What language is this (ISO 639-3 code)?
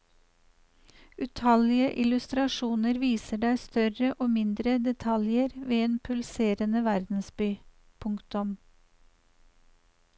nor